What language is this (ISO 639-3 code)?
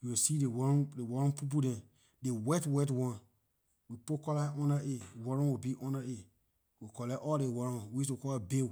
lir